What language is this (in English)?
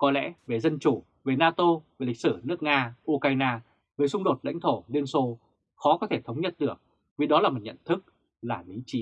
Vietnamese